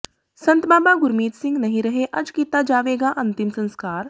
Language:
Punjabi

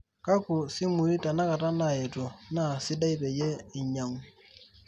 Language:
Masai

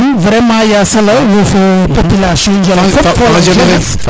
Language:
Serer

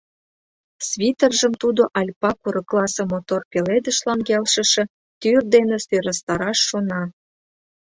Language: Mari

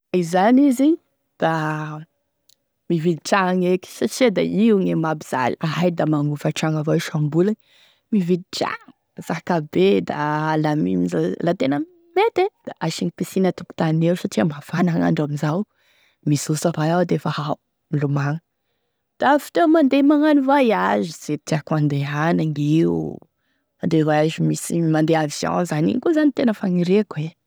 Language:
Tesaka Malagasy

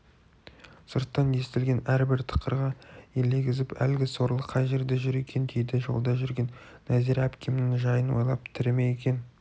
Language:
Kazakh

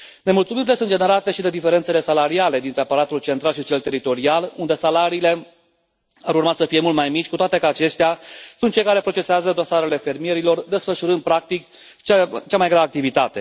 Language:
Romanian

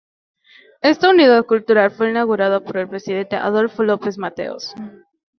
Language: Spanish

